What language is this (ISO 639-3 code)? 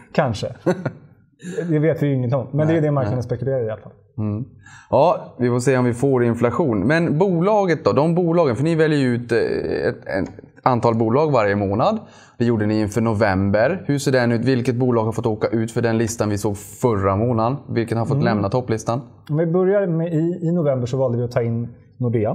swe